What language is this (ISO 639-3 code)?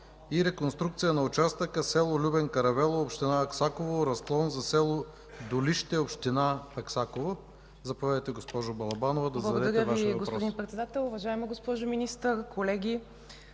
bul